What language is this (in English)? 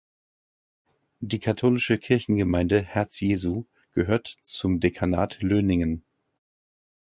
German